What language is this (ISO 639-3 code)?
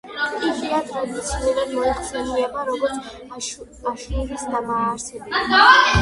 kat